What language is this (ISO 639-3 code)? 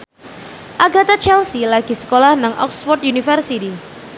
jav